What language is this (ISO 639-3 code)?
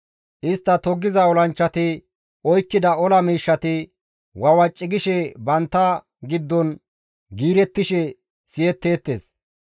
gmv